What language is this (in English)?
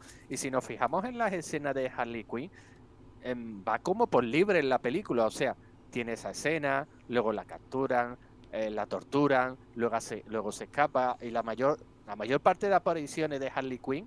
Spanish